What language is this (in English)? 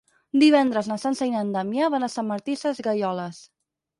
Catalan